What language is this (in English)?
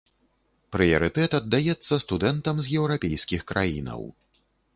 Belarusian